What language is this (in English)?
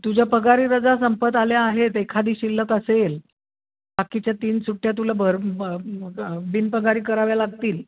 Marathi